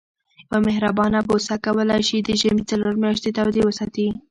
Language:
Pashto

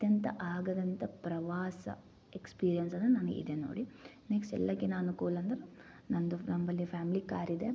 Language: Kannada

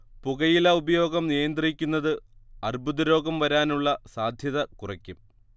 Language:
Malayalam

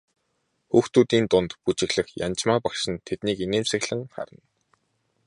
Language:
Mongolian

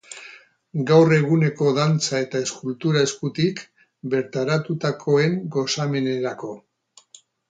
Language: Basque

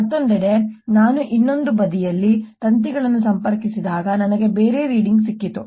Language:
Kannada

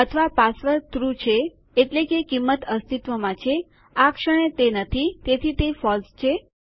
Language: Gujarati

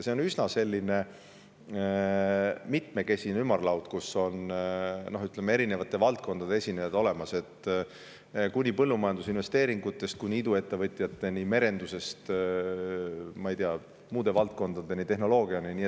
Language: Estonian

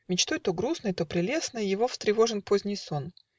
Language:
Russian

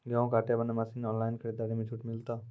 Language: Maithili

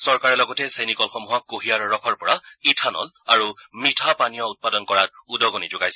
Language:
Assamese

